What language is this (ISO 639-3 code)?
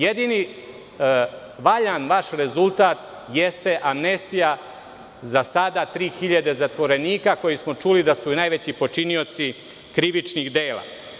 srp